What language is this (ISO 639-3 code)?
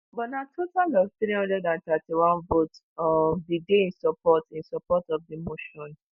pcm